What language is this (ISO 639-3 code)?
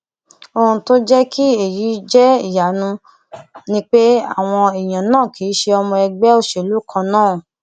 yor